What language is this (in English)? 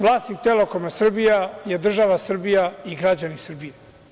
Serbian